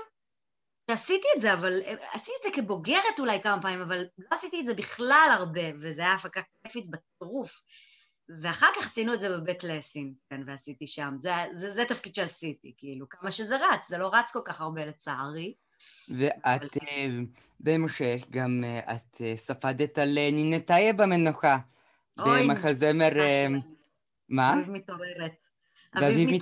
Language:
Hebrew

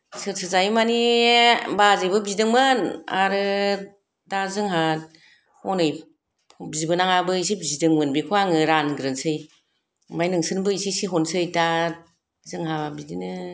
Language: Bodo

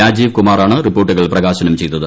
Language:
Malayalam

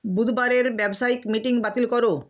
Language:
Bangla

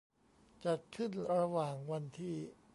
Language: Thai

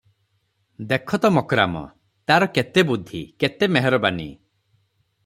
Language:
Odia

